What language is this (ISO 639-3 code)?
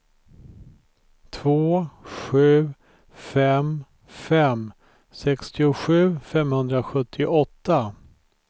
swe